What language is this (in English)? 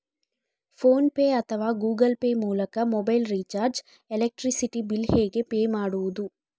Kannada